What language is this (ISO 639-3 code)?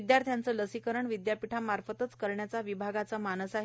mar